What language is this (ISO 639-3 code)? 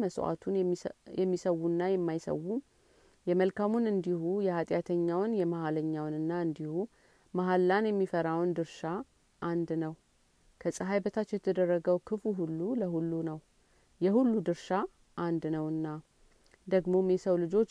amh